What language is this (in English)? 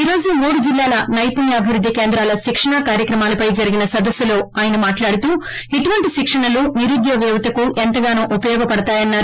Telugu